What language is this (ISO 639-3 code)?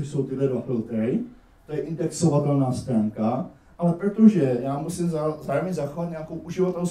ces